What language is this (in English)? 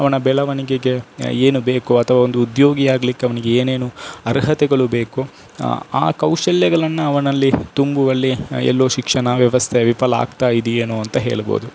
Kannada